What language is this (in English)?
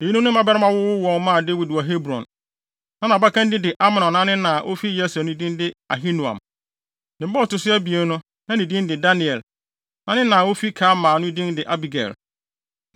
Akan